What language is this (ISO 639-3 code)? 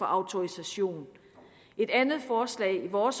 dan